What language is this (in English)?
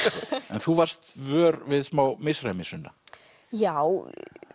Icelandic